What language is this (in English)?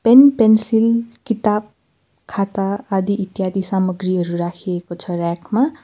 Nepali